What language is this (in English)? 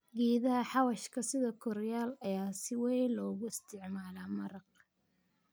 Somali